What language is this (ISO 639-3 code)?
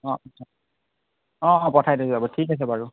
asm